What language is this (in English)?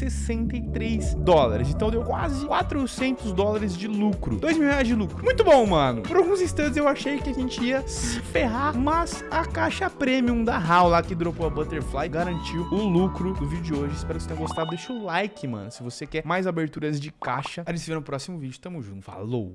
Portuguese